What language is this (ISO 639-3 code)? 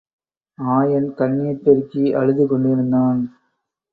tam